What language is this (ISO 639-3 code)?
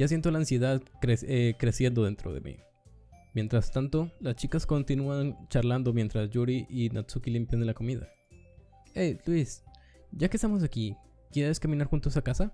spa